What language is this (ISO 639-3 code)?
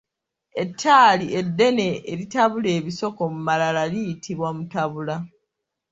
lug